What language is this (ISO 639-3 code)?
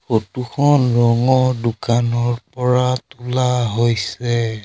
asm